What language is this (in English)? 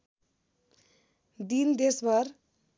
Nepali